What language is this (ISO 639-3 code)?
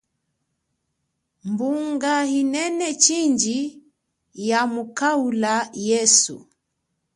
cjk